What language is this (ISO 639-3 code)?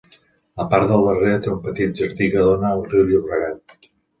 cat